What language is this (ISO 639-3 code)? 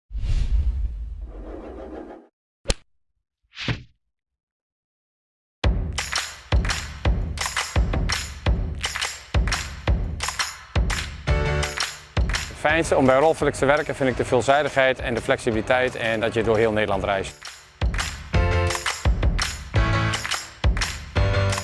nld